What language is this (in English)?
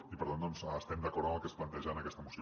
Catalan